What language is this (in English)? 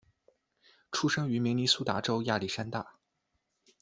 Chinese